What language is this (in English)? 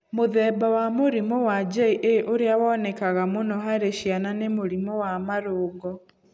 Kikuyu